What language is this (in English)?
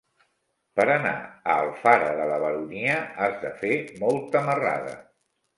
Catalan